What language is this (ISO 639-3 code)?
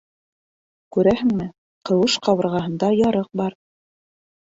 bak